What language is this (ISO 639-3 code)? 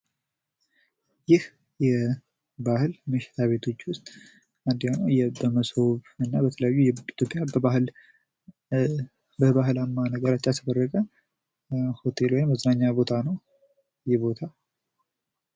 amh